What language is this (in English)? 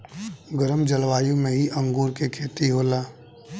Bhojpuri